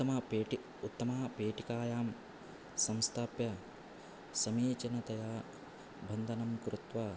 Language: Sanskrit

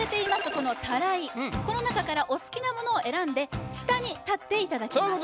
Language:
Japanese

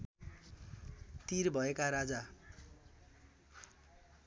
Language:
Nepali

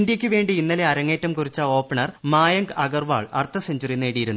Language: Malayalam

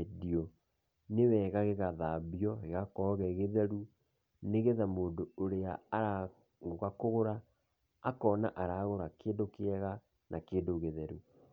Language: Kikuyu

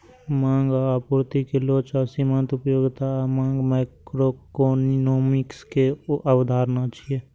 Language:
Maithili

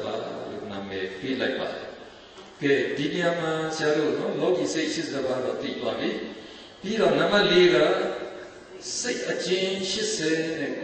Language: Romanian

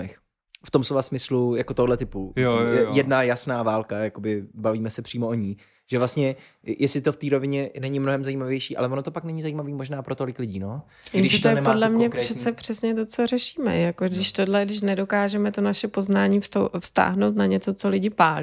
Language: Czech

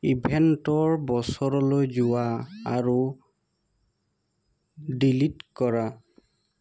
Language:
Assamese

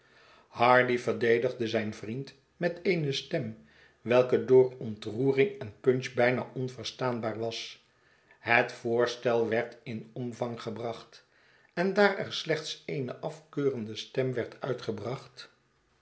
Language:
Dutch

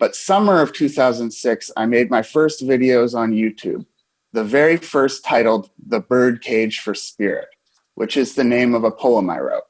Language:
English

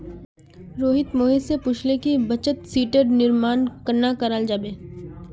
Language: Magahi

